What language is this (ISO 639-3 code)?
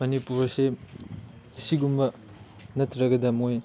mni